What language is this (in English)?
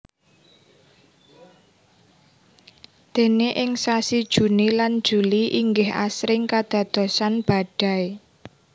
Javanese